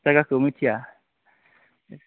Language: Bodo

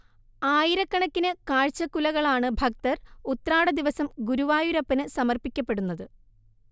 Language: Malayalam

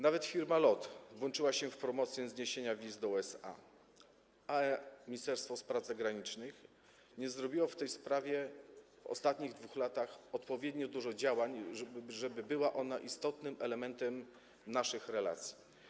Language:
Polish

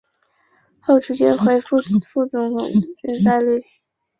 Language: Chinese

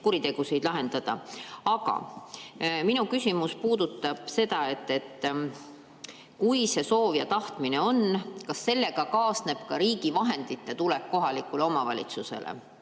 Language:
Estonian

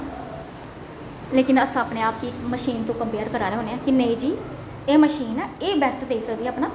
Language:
Dogri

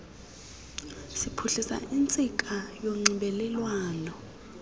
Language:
Xhosa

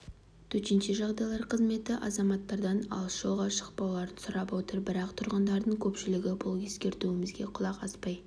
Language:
Kazakh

